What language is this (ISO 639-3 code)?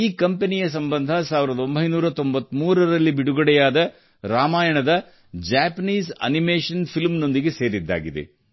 kan